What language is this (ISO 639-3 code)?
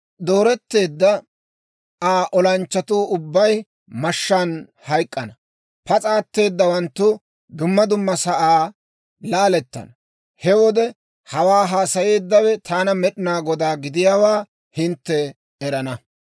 dwr